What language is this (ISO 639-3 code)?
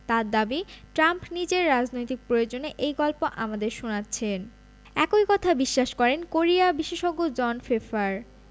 ben